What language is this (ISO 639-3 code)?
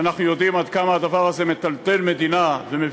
heb